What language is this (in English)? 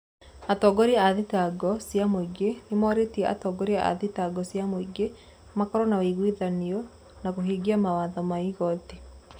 Kikuyu